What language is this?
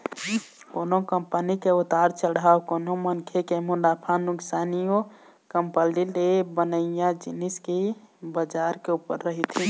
Chhattisgarhi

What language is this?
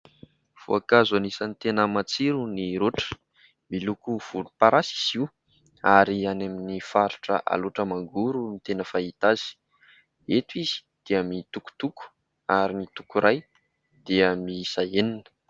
Malagasy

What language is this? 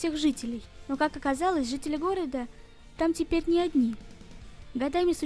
Russian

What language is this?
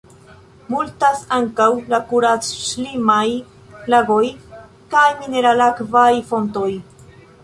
Esperanto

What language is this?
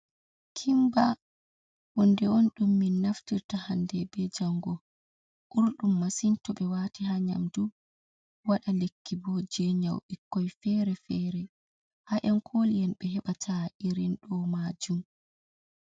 Fula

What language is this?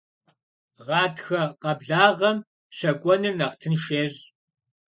Kabardian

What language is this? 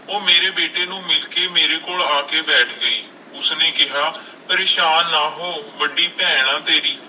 Punjabi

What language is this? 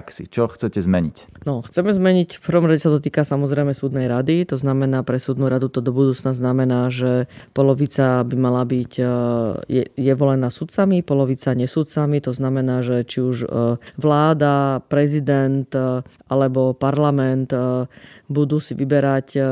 Slovak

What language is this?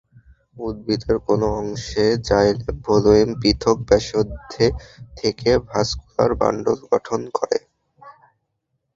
Bangla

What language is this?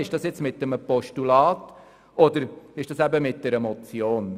Swiss German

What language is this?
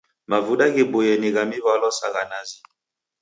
Taita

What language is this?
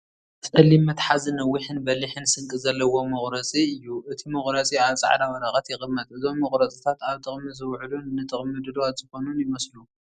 Tigrinya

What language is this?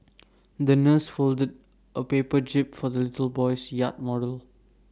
English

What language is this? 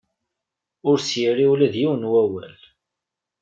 Kabyle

